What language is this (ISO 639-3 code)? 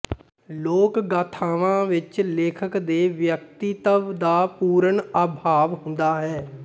pan